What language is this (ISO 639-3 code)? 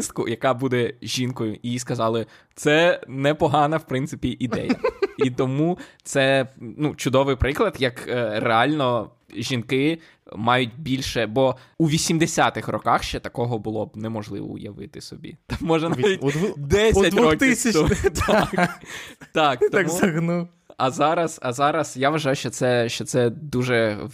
ukr